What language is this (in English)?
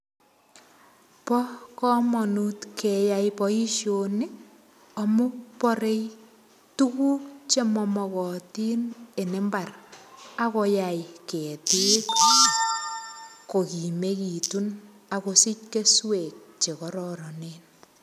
Kalenjin